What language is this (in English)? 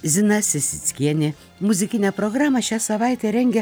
Lithuanian